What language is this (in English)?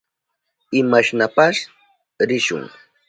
Southern Pastaza Quechua